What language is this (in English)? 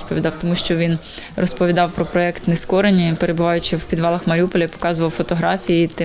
Ukrainian